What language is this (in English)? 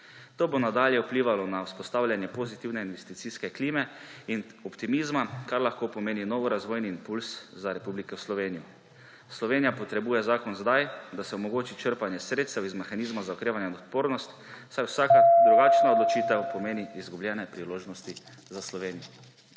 Slovenian